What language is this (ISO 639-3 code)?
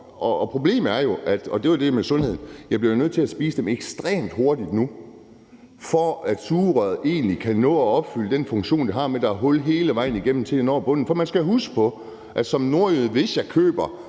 dan